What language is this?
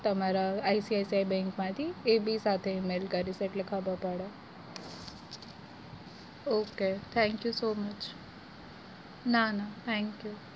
Gujarati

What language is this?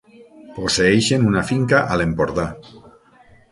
Catalan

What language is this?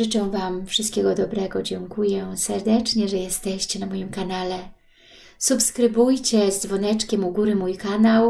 Polish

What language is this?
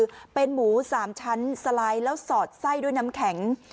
Thai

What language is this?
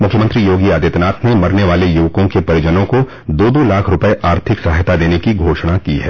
Hindi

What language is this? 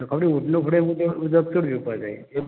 Konkani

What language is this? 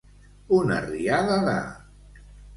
Catalan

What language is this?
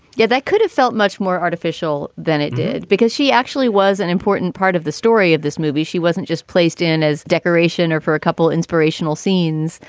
English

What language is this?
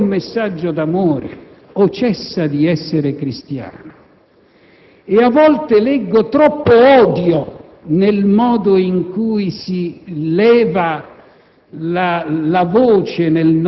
Italian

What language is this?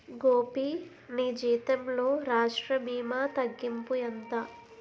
Telugu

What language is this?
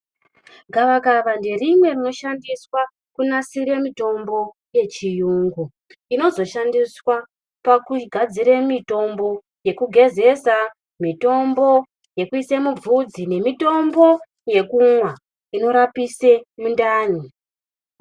Ndau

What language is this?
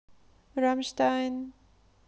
Russian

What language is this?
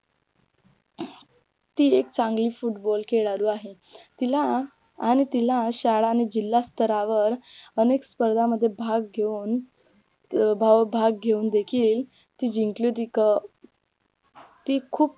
Marathi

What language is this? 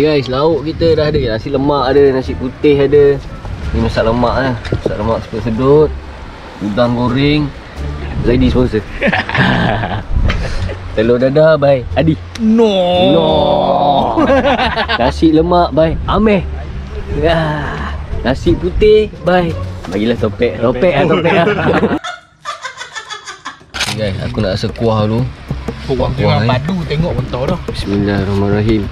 Malay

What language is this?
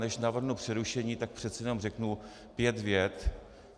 Czech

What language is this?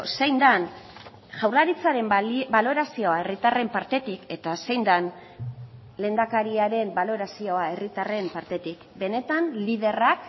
Basque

